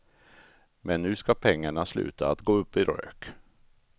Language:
Swedish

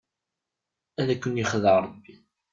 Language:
Kabyle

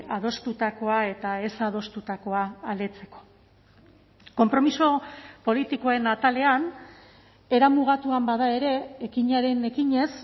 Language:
Basque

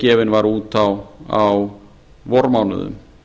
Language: Icelandic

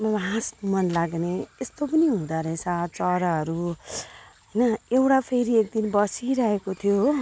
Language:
Nepali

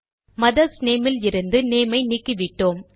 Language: Tamil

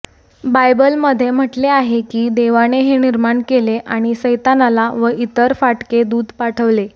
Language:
Marathi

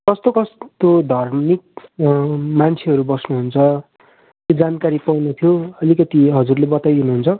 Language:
Nepali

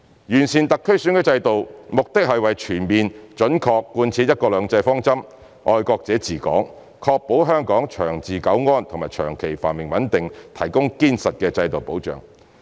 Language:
Cantonese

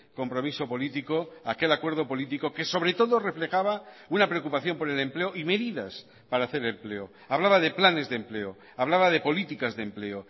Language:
Spanish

